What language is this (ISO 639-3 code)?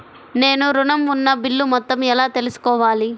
tel